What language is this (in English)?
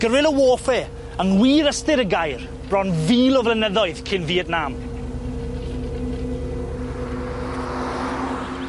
Welsh